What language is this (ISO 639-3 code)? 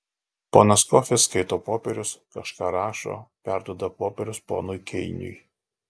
lit